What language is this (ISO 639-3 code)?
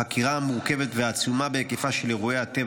heb